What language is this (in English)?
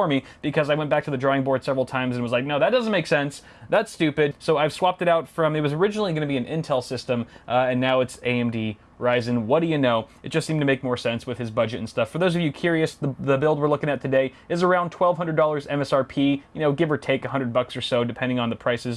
English